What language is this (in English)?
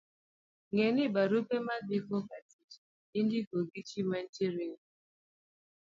Luo (Kenya and Tanzania)